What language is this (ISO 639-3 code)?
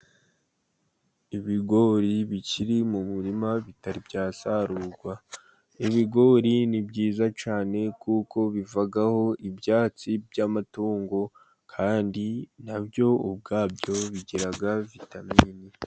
kin